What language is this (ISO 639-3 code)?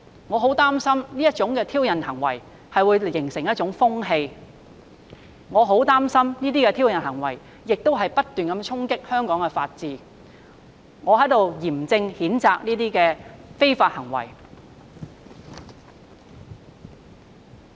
yue